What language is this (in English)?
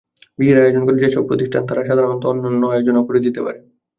Bangla